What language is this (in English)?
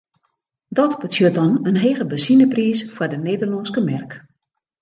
Western Frisian